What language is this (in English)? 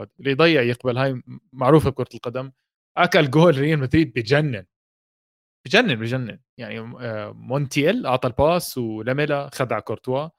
Arabic